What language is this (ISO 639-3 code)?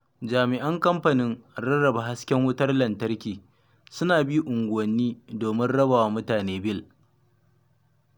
hau